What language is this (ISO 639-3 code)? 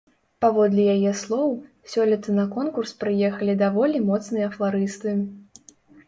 bel